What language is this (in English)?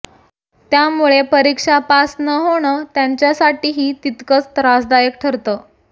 Marathi